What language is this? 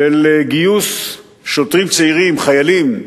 Hebrew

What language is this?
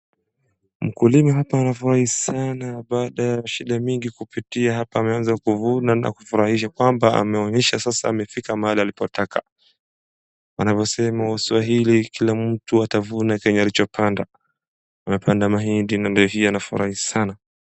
Swahili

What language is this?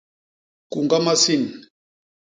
Basaa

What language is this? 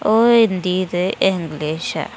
Dogri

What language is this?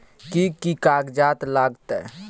Maithili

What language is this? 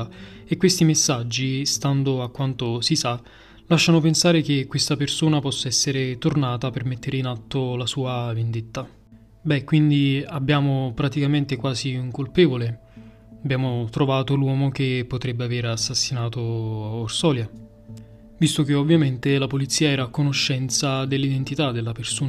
Italian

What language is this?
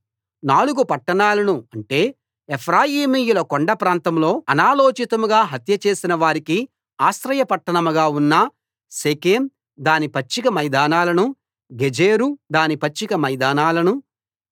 Telugu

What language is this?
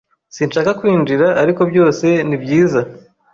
Kinyarwanda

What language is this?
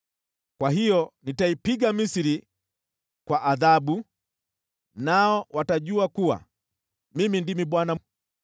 Swahili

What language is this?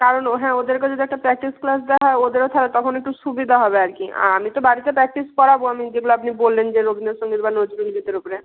Bangla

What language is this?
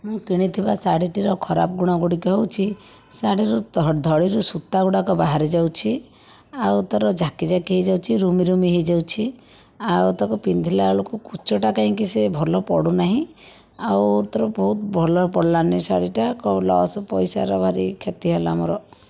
Odia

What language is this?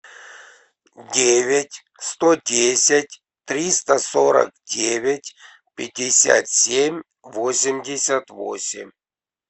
Russian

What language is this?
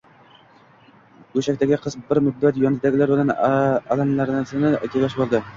Uzbek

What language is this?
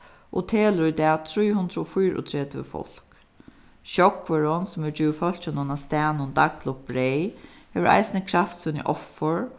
Faroese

